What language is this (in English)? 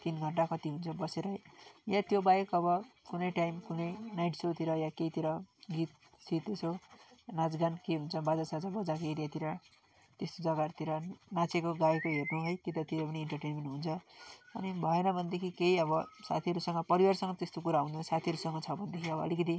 Nepali